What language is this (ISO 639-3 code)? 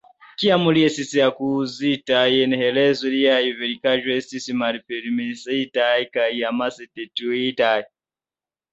epo